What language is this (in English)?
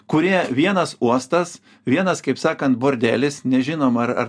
Lithuanian